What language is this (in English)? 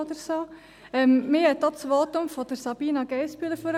Swiss German